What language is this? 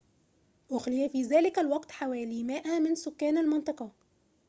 Arabic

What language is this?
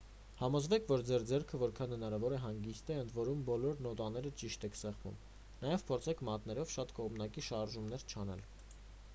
Armenian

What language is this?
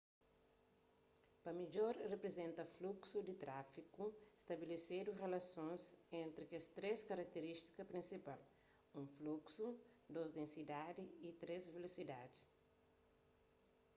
Kabuverdianu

